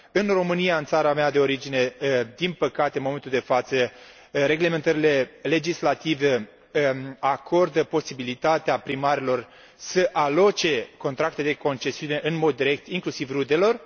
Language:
Romanian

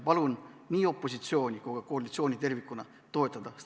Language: Estonian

